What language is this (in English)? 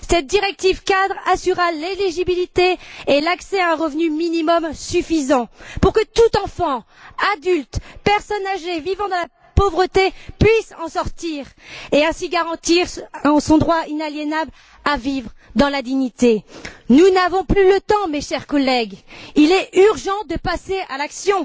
French